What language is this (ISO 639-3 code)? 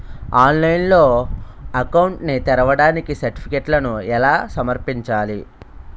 tel